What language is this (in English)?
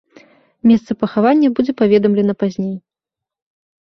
Belarusian